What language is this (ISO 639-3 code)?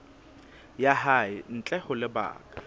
sot